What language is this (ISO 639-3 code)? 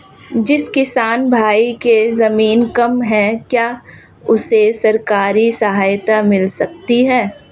hin